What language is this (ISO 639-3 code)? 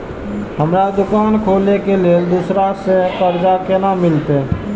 mai